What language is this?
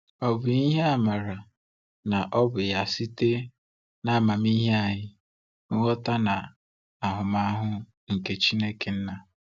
Igbo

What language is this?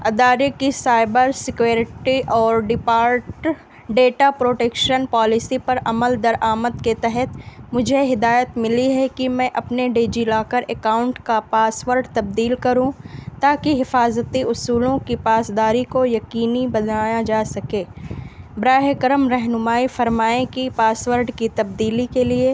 Urdu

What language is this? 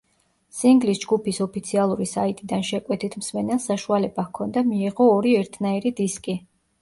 Georgian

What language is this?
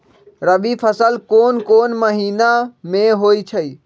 Magahi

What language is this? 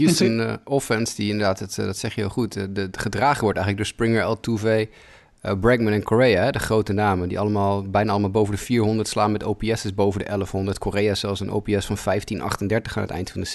Dutch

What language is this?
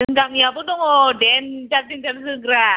Bodo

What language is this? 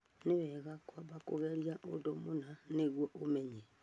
Kikuyu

